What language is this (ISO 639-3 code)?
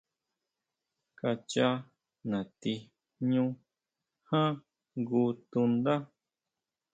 mau